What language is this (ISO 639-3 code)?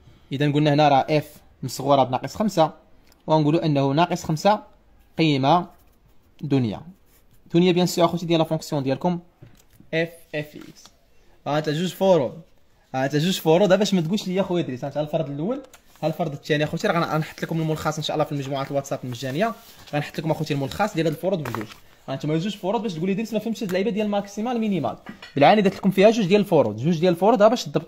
ara